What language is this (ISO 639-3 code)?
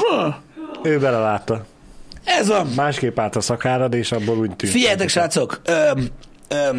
hun